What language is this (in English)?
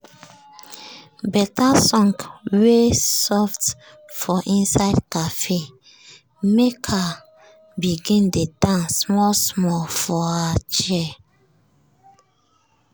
Nigerian Pidgin